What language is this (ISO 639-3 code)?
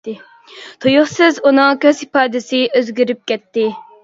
uig